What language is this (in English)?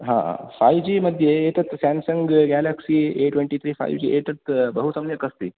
Sanskrit